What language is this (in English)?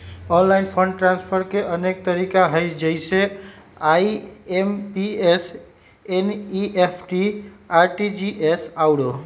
Magahi